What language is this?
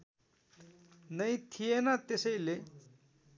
Nepali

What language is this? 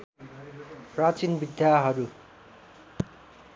Nepali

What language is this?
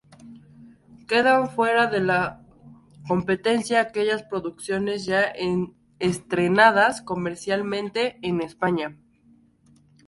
Spanish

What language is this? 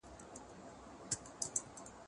Pashto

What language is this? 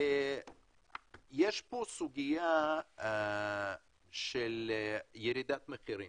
Hebrew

